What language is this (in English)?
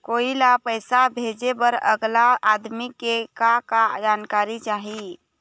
Chhattisgarhi